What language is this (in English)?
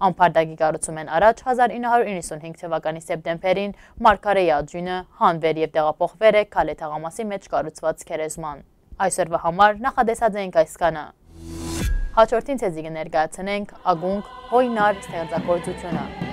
Korean